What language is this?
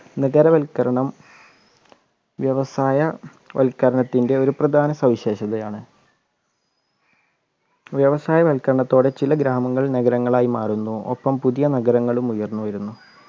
Malayalam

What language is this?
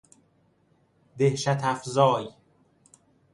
Persian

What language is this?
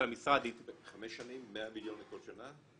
Hebrew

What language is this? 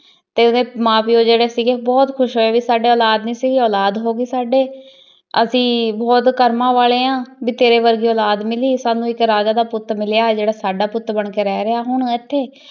Punjabi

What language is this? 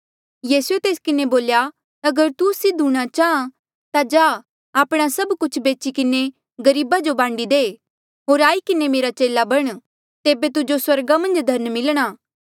Mandeali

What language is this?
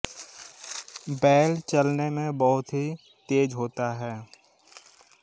Hindi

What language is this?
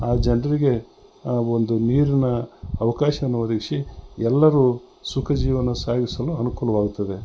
Kannada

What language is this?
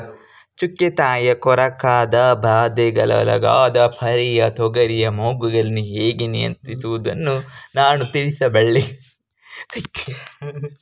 Kannada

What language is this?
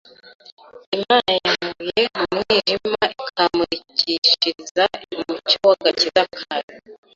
Kinyarwanda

